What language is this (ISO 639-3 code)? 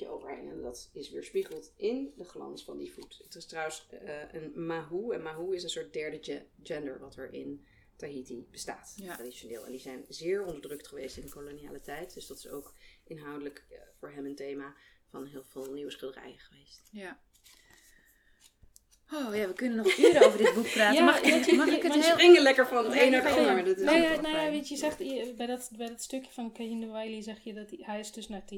nld